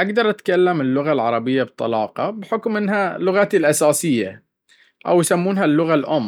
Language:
Baharna Arabic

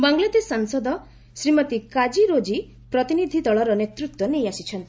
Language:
Odia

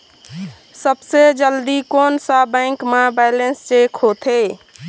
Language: Chhattisgarhi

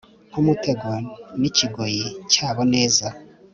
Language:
Kinyarwanda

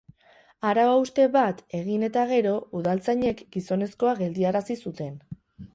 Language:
Basque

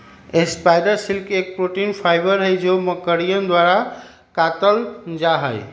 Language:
Magahi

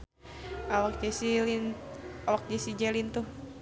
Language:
Sundanese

